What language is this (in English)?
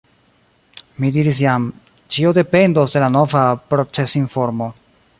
Esperanto